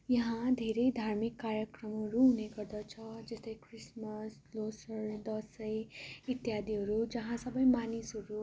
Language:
Nepali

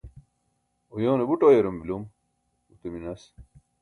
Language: Burushaski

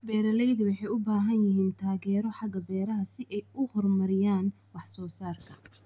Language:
Somali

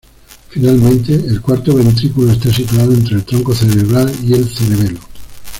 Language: Spanish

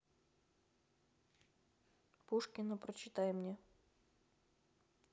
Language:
Russian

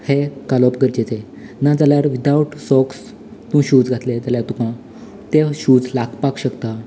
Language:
Konkani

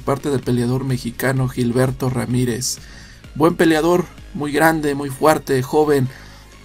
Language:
Spanish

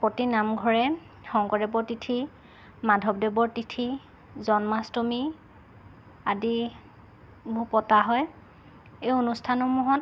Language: Assamese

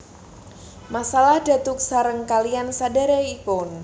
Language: Javanese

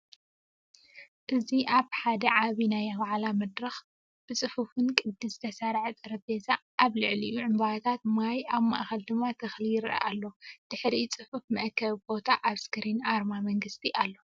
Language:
Tigrinya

